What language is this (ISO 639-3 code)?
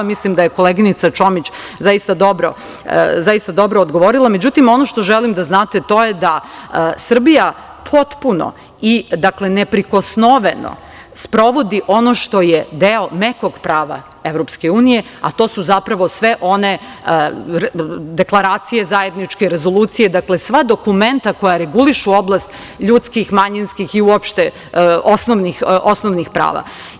srp